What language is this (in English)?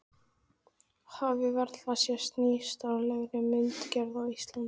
Icelandic